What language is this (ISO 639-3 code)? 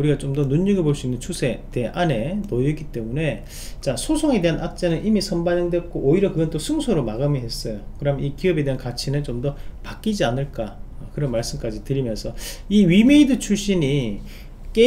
kor